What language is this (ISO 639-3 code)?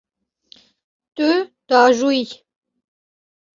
kur